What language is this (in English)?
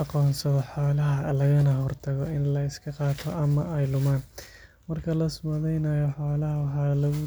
Somali